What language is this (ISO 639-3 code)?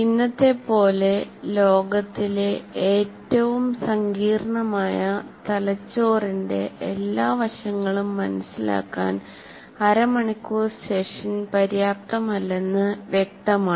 mal